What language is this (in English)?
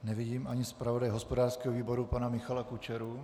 Czech